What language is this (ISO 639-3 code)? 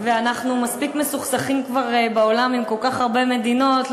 heb